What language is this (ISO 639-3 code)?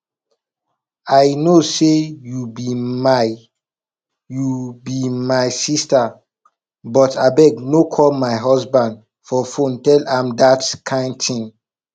pcm